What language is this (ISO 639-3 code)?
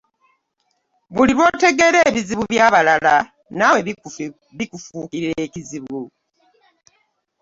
lug